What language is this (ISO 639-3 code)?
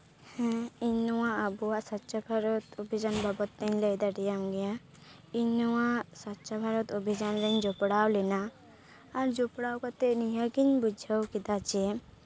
sat